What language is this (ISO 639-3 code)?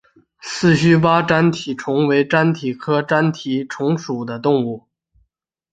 zho